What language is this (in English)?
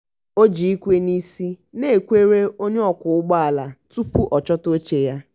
Igbo